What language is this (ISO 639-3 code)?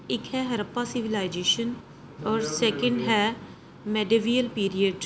pan